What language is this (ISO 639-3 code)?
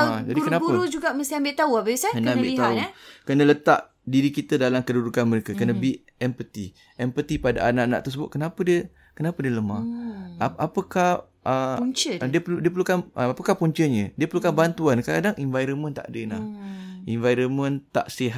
msa